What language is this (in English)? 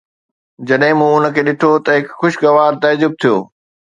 Sindhi